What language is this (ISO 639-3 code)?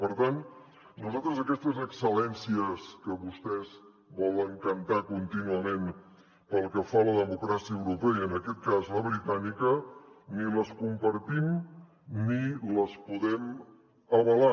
cat